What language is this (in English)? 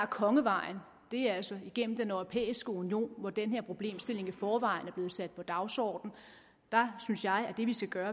Danish